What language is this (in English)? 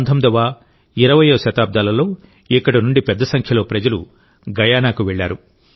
Telugu